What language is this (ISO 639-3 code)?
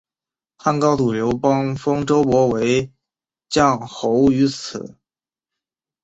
zho